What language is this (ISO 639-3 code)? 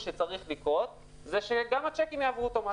heb